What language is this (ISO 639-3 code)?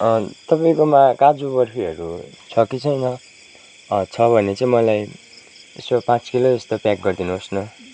nep